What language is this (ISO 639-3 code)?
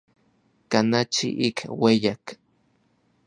nlv